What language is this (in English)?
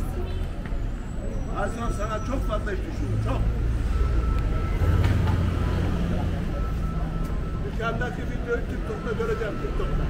Turkish